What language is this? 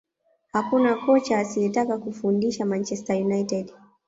Swahili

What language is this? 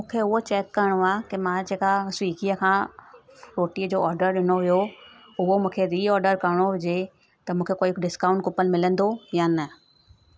Sindhi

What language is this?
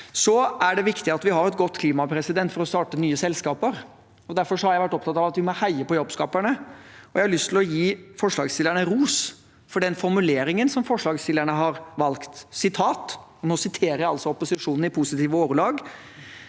Norwegian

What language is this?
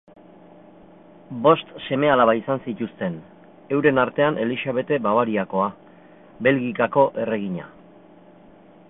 Basque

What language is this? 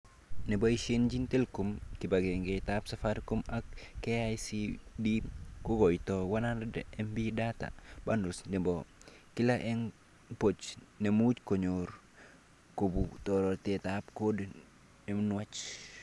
Kalenjin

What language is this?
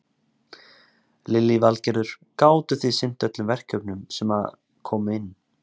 Icelandic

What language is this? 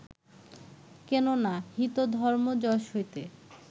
Bangla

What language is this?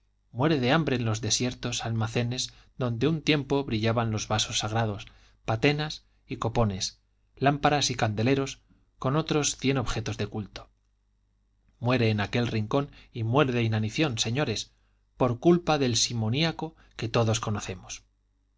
Spanish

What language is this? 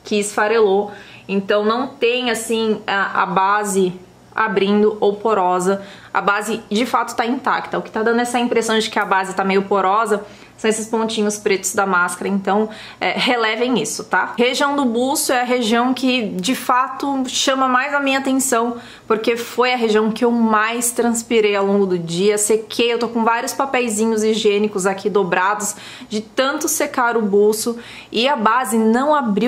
Portuguese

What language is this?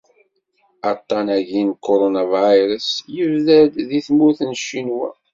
Kabyle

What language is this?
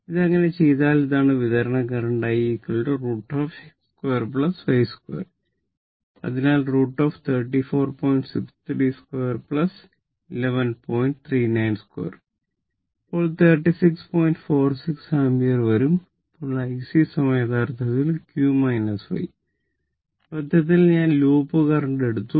Malayalam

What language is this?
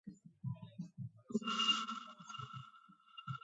Georgian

